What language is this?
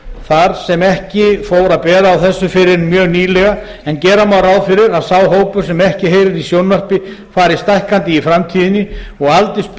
Icelandic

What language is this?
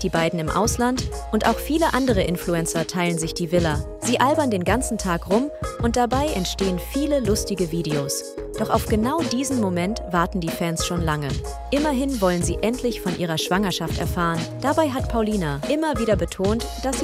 German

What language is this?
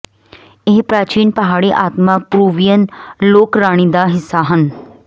Punjabi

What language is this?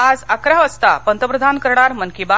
Marathi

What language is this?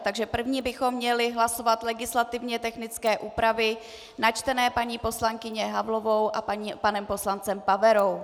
Czech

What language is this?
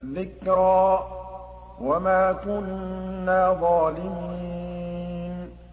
Arabic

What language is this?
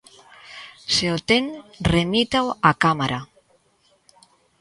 Galician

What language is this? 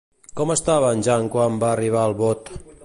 Catalan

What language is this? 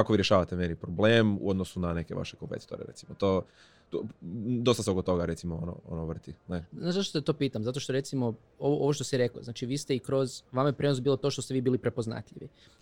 Croatian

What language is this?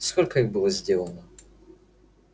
Russian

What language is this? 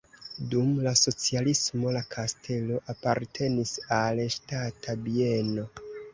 Esperanto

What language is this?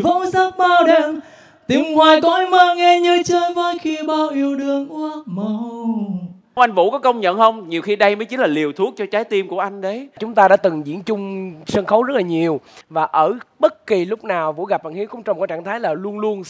Vietnamese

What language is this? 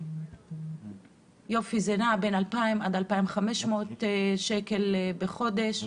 Hebrew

